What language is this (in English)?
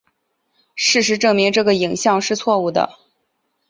Chinese